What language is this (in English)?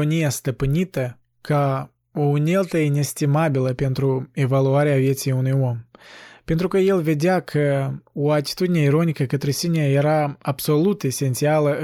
Romanian